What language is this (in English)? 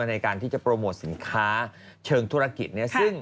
Thai